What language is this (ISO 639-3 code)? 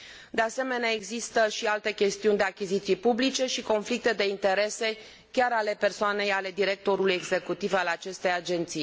ron